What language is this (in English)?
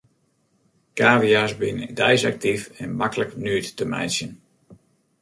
Western Frisian